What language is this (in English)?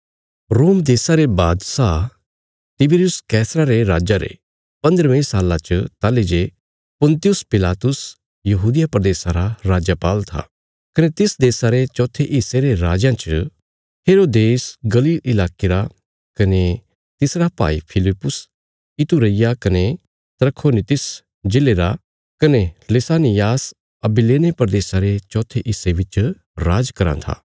Bilaspuri